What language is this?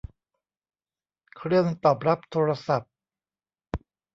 Thai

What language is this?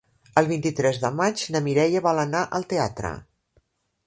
Catalan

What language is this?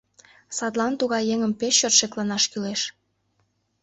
Mari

